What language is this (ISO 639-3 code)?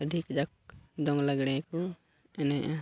sat